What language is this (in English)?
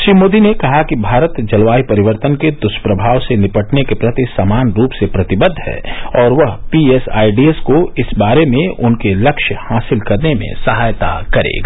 Hindi